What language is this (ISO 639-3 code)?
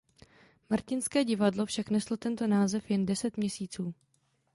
ces